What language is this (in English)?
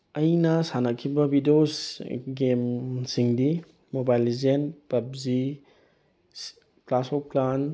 Manipuri